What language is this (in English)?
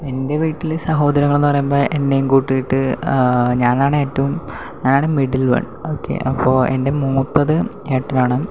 Malayalam